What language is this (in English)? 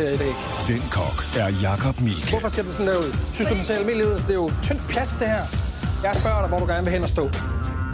Danish